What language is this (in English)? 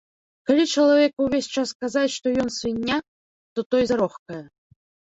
Belarusian